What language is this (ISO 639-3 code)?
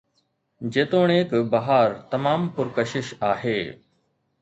snd